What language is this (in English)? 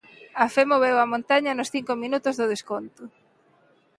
Galician